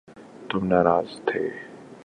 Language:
Urdu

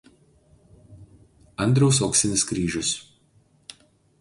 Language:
Lithuanian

